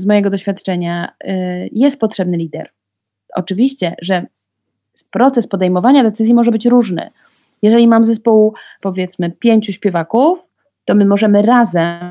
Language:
Polish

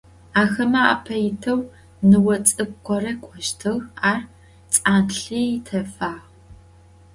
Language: Adyghe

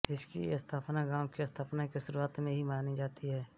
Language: Hindi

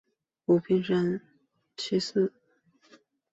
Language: Chinese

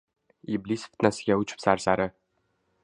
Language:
Uzbek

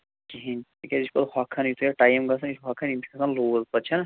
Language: Kashmiri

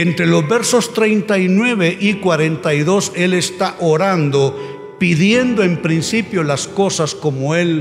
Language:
Spanish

